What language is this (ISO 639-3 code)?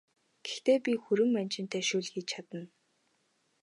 mon